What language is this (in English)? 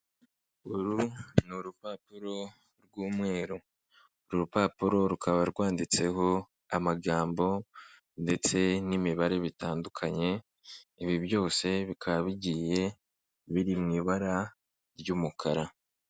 Kinyarwanda